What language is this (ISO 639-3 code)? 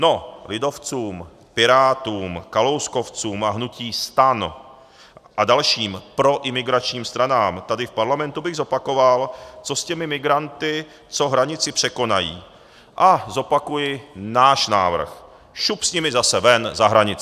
ces